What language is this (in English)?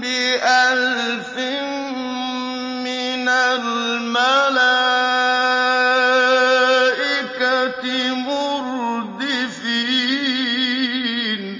Arabic